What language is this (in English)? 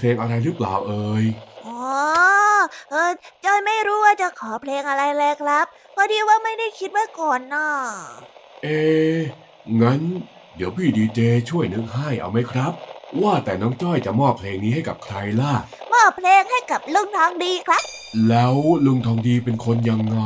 Thai